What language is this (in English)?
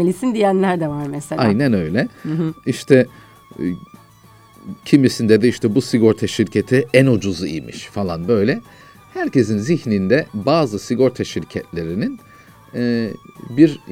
Turkish